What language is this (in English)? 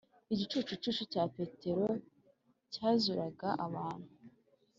Kinyarwanda